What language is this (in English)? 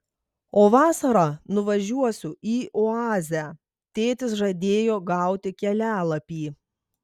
Lithuanian